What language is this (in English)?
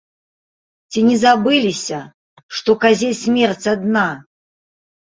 Belarusian